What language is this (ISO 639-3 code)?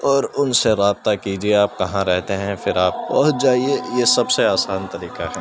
urd